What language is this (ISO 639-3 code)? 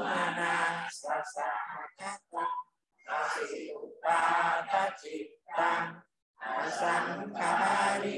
tha